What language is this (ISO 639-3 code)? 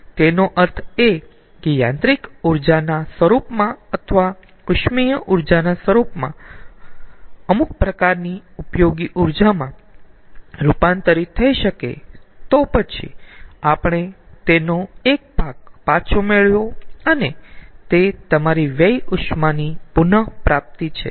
guj